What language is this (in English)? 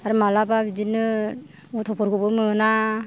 Bodo